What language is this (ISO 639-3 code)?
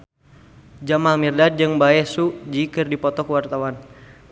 sun